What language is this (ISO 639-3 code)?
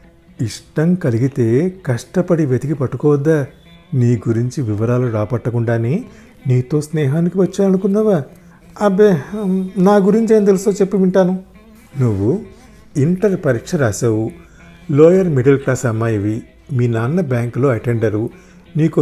tel